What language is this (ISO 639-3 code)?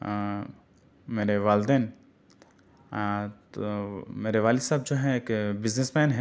urd